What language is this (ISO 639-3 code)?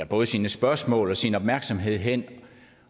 dan